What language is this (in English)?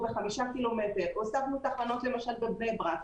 Hebrew